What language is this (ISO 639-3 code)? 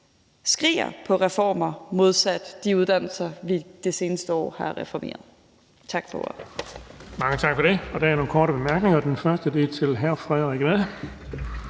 dan